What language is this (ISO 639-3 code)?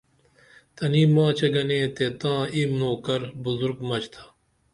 dml